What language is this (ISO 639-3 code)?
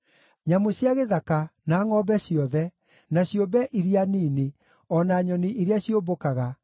kik